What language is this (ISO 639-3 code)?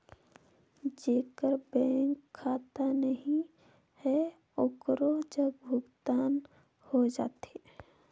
hne